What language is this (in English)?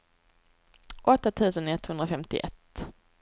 Swedish